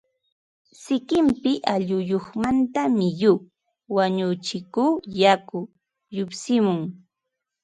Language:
Ambo-Pasco Quechua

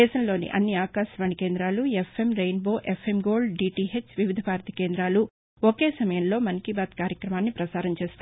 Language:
Telugu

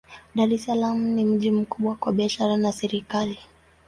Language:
Swahili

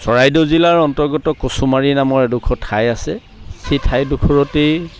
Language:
Assamese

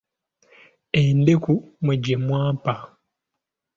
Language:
Ganda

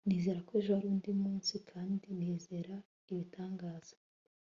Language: Kinyarwanda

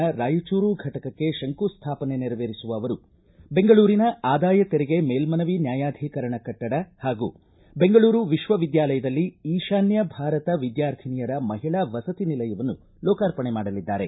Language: Kannada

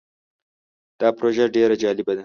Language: Pashto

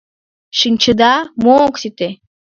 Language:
Mari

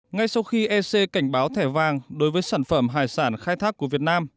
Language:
Vietnamese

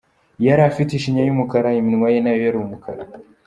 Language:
Kinyarwanda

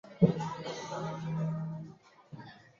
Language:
Chinese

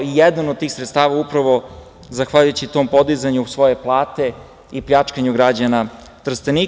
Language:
Serbian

